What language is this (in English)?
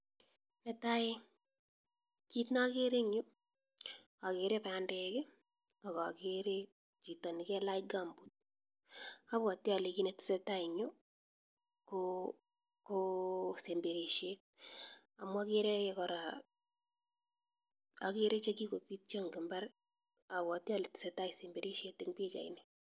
Kalenjin